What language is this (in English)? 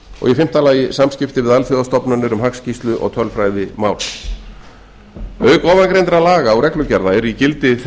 Icelandic